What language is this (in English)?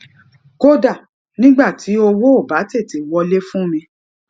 Yoruba